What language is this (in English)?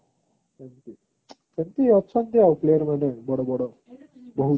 Odia